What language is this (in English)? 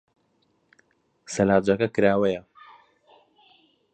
Central Kurdish